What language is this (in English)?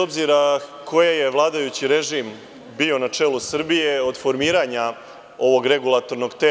Serbian